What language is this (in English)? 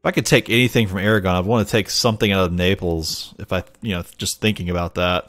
English